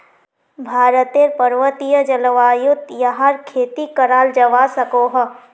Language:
Magahi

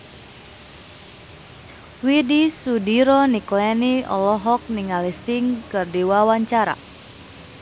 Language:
Sundanese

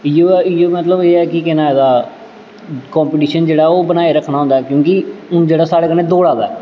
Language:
Dogri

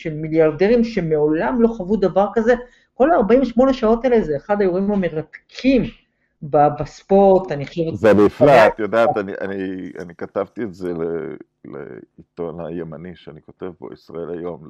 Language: Hebrew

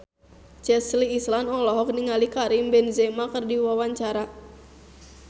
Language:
Sundanese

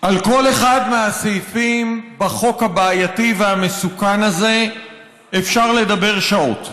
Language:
Hebrew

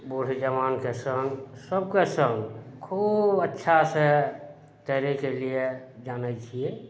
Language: Maithili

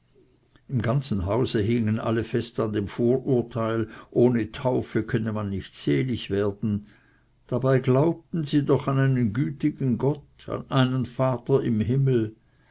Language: German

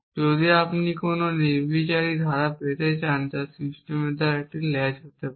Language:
Bangla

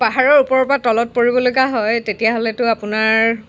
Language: Assamese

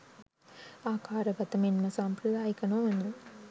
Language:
Sinhala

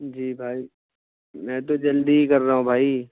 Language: Urdu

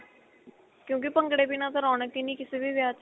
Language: Punjabi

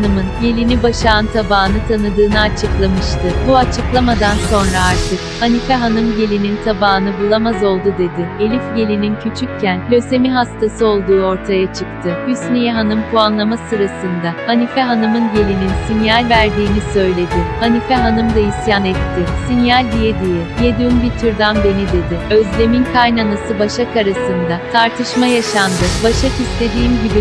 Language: Turkish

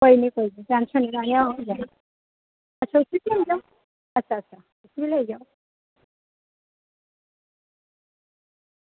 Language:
Dogri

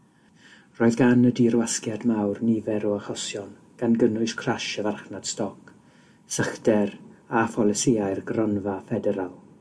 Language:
Welsh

